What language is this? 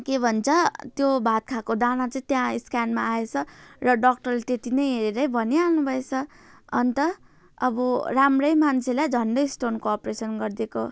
Nepali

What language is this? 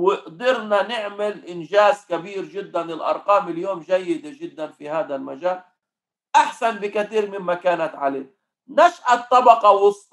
Arabic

